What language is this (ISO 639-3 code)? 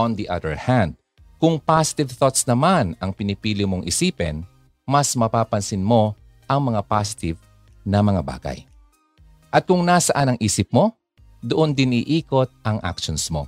fil